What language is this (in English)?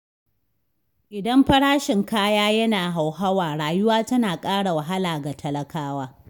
Hausa